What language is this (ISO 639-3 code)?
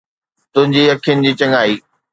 snd